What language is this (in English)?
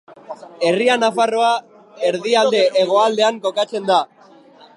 Basque